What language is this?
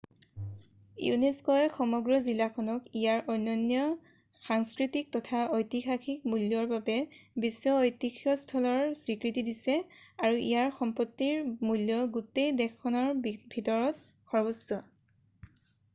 Assamese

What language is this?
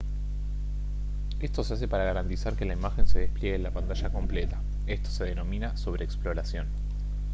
Spanish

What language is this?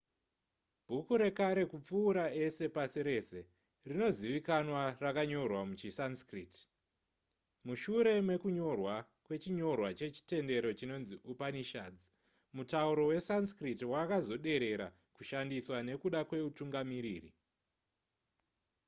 Shona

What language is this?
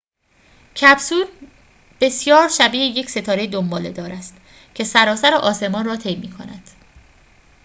Persian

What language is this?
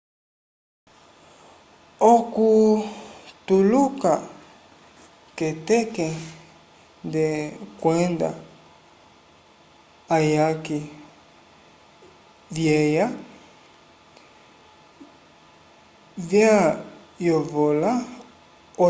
Umbundu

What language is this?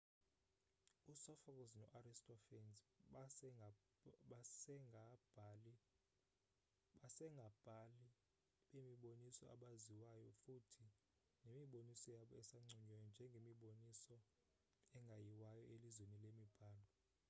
Xhosa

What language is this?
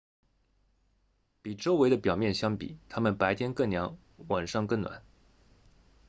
Chinese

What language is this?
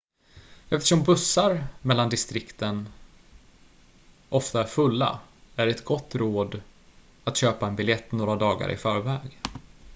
Swedish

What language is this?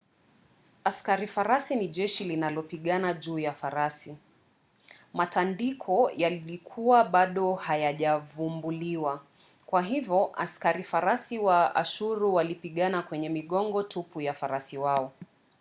Swahili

